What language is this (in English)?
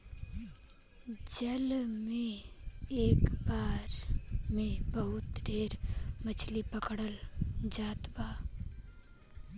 Bhojpuri